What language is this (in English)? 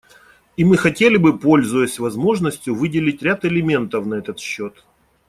Russian